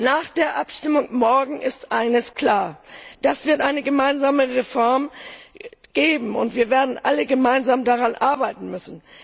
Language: German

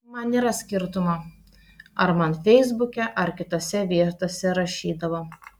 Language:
Lithuanian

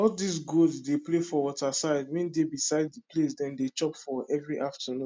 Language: Nigerian Pidgin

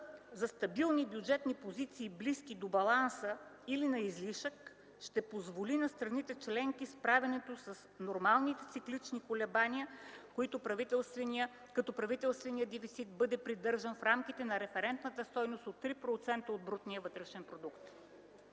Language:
Bulgarian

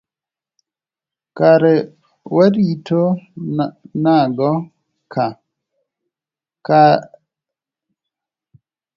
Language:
Luo (Kenya and Tanzania)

